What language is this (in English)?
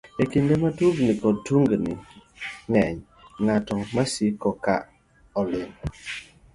Luo (Kenya and Tanzania)